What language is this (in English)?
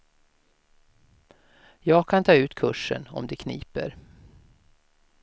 Swedish